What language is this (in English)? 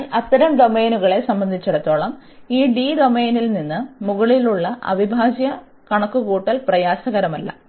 Malayalam